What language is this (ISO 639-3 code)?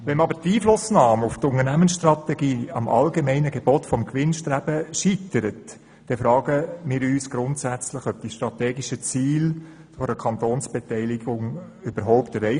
gsw